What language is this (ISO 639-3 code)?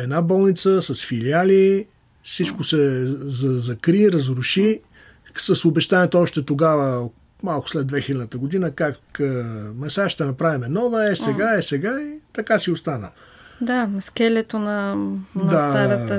bul